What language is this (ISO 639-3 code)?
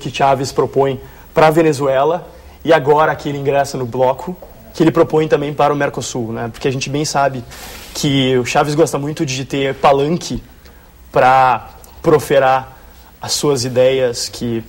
por